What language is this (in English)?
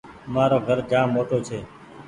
Goaria